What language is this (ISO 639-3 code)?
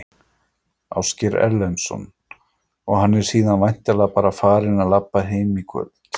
isl